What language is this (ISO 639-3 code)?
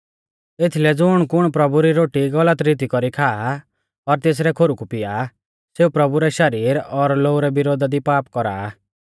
bfz